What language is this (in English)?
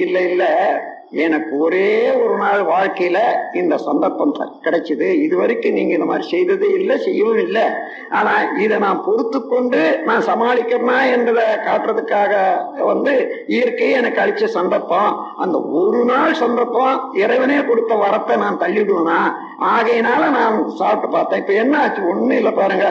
Tamil